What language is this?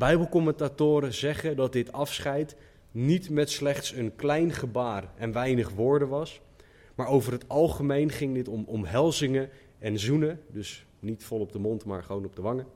Dutch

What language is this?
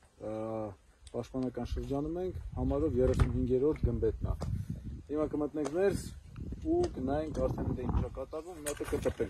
Turkish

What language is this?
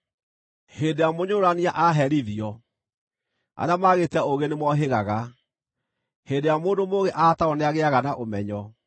Kikuyu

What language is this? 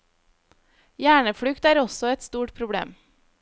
Norwegian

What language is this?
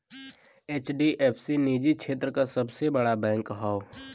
Bhojpuri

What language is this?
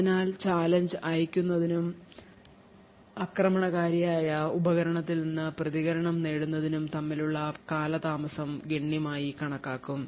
Malayalam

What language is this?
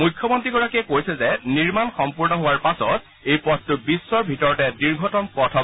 Assamese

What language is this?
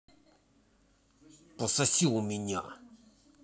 Russian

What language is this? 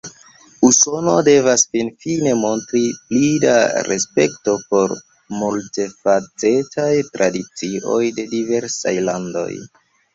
Esperanto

